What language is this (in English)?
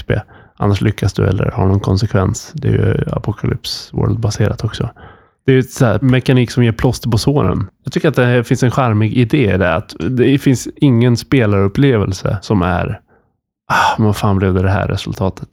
Swedish